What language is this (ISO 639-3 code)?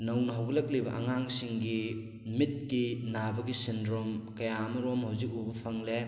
mni